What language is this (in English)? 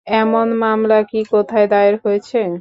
Bangla